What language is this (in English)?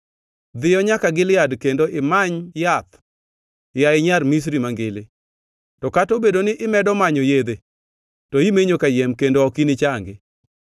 Luo (Kenya and Tanzania)